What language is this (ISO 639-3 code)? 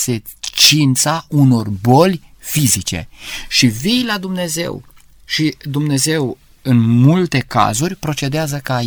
ron